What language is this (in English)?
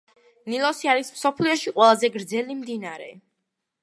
Georgian